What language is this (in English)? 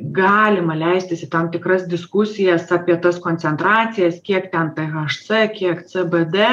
Lithuanian